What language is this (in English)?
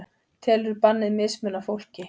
Icelandic